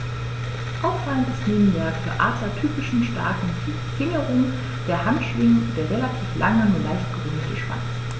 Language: German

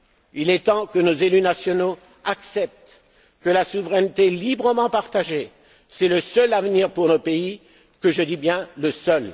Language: French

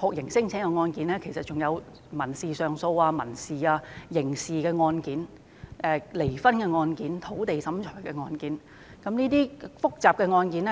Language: Cantonese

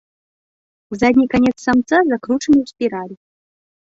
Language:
Belarusian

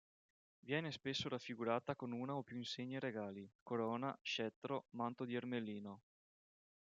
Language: Italian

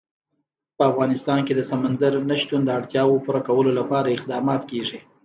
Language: Pashto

